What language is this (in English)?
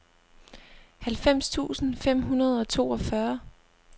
Danish